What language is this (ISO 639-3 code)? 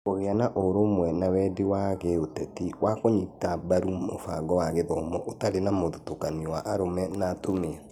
kik